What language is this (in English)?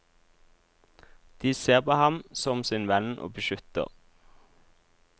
Norwegian